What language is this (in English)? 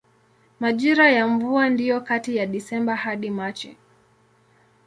Swahili